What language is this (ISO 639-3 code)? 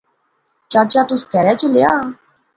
phr